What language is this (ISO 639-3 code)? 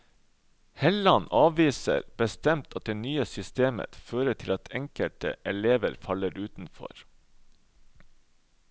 nor